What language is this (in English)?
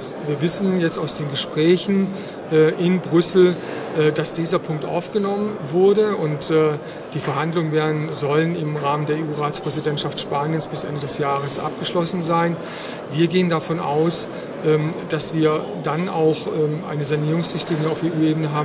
German